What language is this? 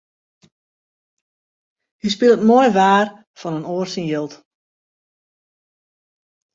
Western Frisian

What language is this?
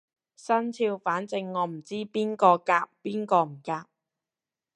Cantonese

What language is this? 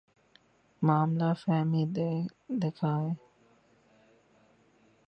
Urdu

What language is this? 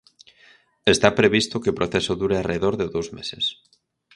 Galician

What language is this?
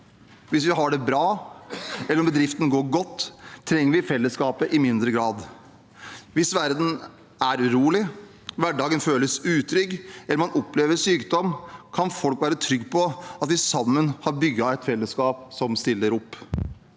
Norwegian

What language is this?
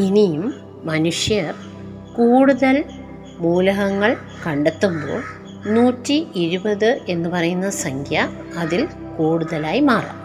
Malayalam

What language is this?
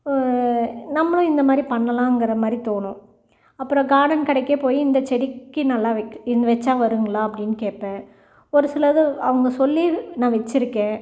Tamil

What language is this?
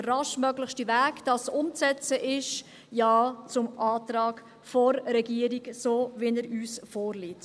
Swiss German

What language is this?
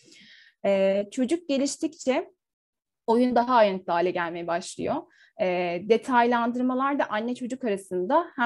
Turkish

